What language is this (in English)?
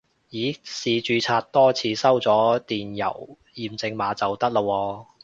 Cantonese